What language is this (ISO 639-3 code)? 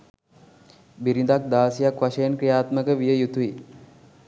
sin